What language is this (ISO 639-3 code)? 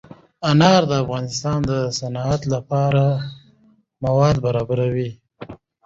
pus